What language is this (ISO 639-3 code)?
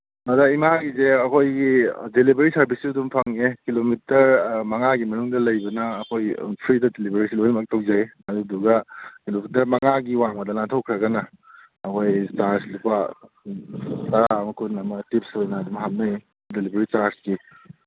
mni